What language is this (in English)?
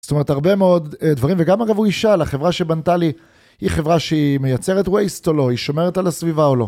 Hebrew